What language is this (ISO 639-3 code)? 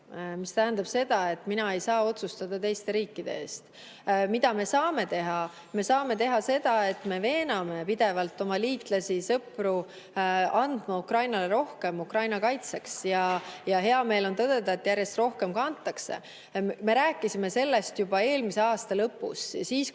est